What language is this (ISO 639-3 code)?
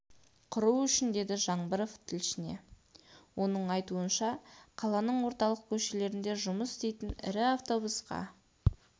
kaz